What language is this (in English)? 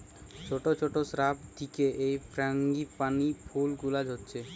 Bangla